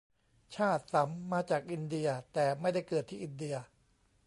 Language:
Thai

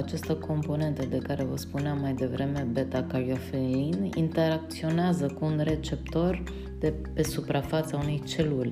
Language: Romanian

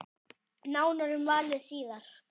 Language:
Icelandic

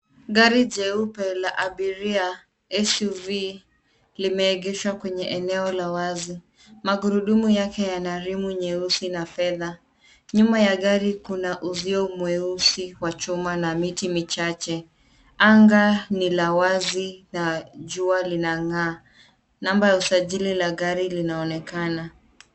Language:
Swahili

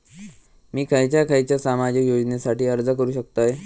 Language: Marathi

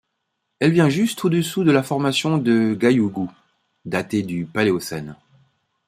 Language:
French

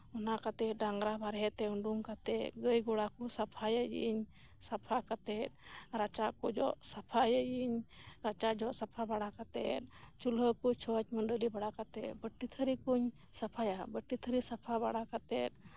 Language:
Santali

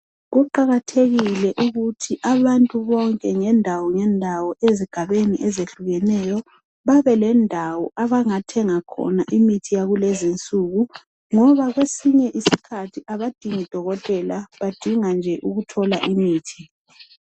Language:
North Ndebele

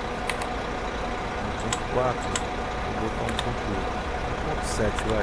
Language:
Portuguese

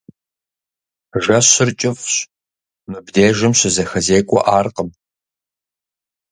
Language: Kabardian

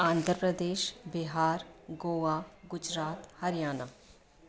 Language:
Sindhi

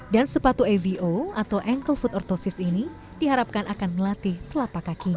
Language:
Indonesian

